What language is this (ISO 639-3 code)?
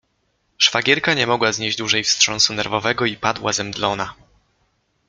pol